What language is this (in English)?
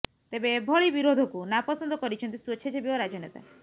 Odia